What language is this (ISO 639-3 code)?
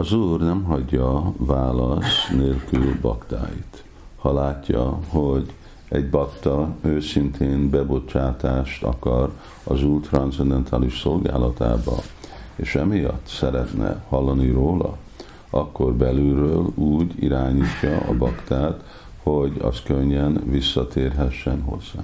hun